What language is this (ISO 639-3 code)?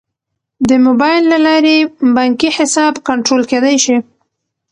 pus